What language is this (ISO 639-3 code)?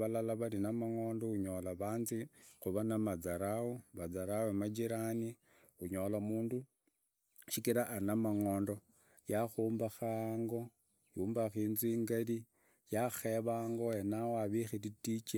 ida